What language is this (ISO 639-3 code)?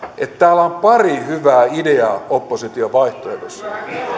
fin